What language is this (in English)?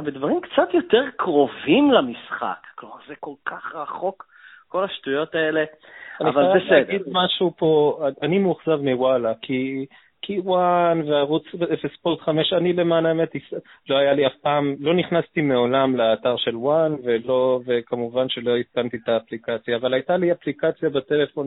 Hebrew